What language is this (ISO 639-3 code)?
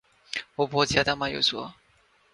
urd